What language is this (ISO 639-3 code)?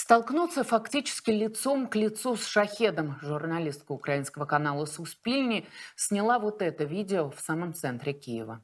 rus